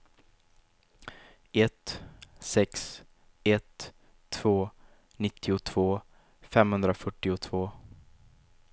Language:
Swedish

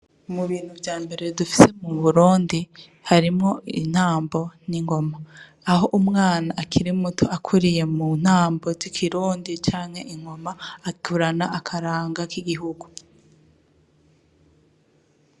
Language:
Rundi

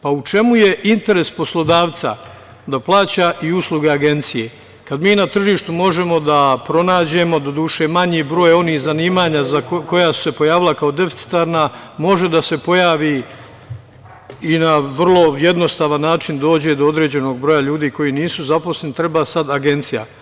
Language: Serbian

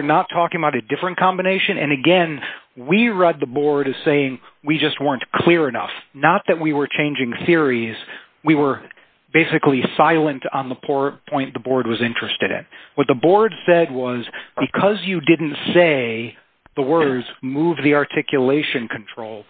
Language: English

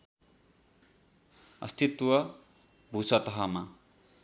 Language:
Nepali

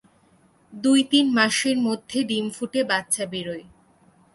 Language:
Bangla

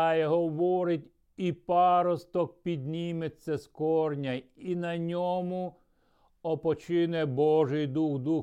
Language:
Ukrainian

